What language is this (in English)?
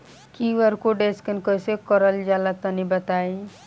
Bhojpuri